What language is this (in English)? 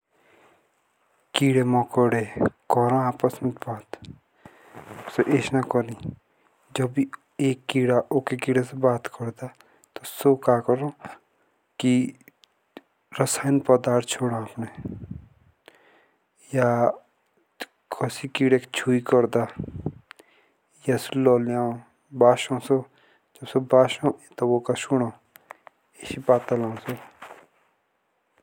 Jaunsari